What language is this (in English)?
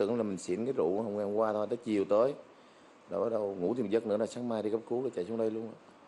Vietnamese